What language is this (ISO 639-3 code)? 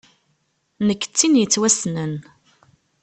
kab